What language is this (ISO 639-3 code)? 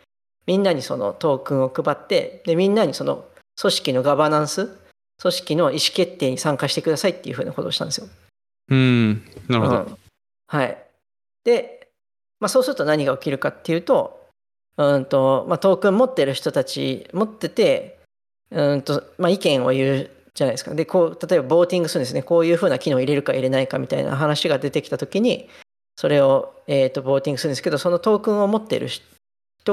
jpn